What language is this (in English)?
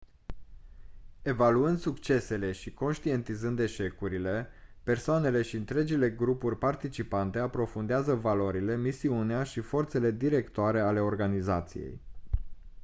Romanian